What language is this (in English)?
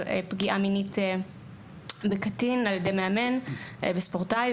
Hebrew